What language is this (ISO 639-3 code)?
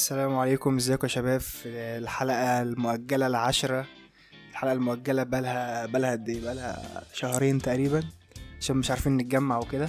ara